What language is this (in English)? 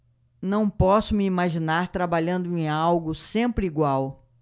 Portuguese